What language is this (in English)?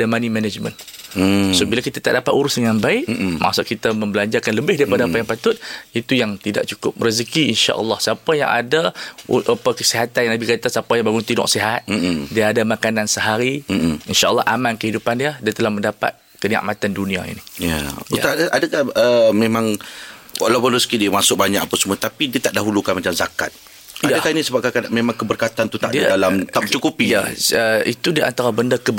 Malay